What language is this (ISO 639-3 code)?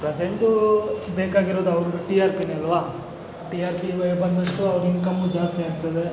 kan